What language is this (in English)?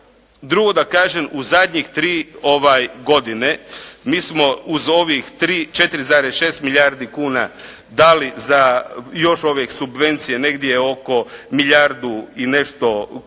Croatian